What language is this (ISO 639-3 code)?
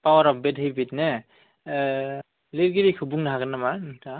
brx